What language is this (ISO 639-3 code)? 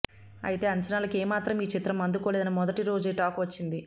tel